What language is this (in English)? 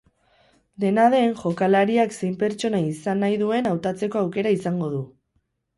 Basque